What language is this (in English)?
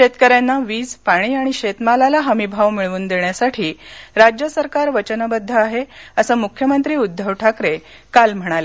Marathi